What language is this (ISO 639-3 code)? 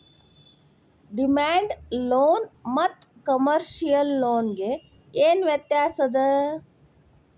kan